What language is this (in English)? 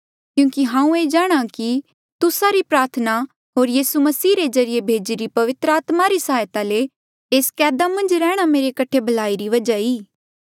Mandeali